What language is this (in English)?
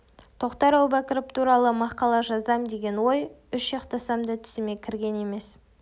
Kazakh